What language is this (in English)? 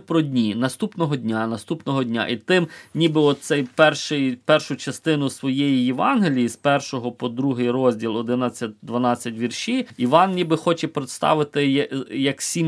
Ukrainian